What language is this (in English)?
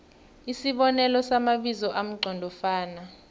South Ndebele